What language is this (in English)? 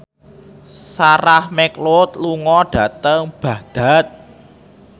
Javanese